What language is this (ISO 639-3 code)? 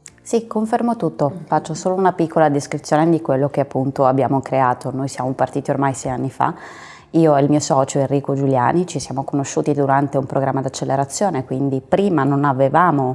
ita